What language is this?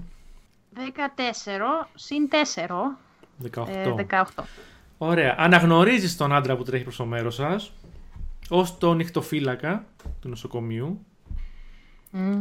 Greek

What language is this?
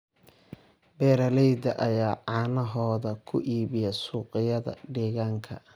Somali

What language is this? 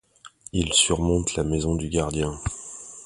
French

